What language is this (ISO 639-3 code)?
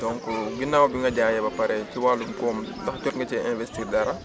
wol